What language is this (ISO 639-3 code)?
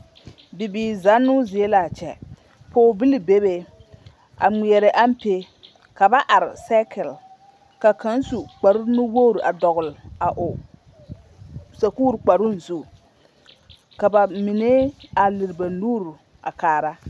dga